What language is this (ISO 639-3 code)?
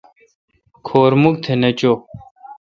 xka